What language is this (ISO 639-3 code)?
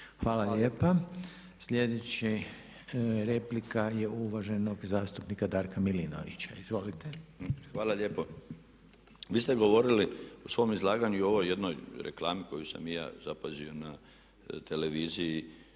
hrv